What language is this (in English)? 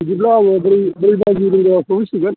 Bodo